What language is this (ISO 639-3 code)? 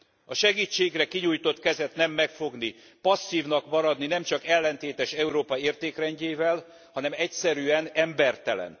hun